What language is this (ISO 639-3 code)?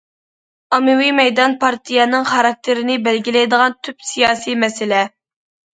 uig